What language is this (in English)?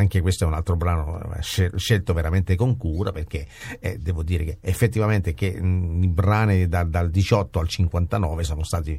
Italian